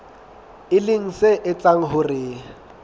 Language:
Southern Sotho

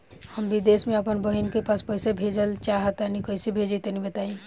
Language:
Bhojpuri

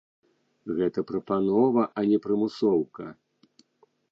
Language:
Belarusian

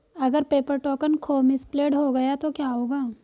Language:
Hindi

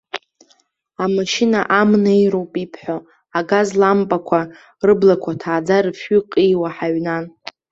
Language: Abkhazian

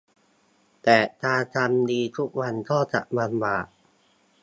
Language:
Thai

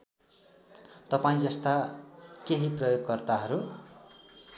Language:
Nepali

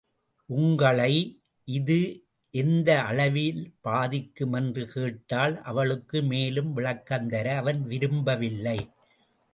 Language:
Tamil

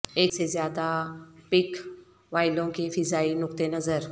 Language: Urdu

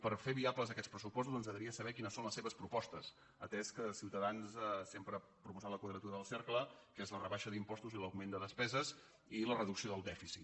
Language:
Catalan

